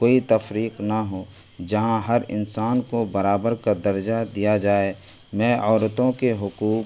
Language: Urdu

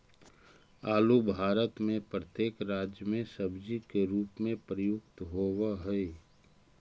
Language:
Magahi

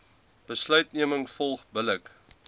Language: Afrikaans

